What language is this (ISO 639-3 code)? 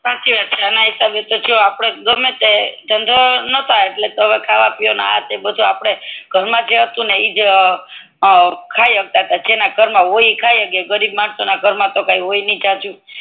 guj